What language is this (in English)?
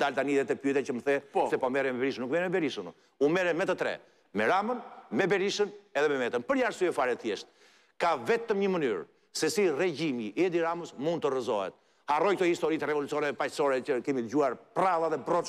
Romanian